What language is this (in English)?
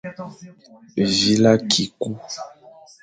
Fang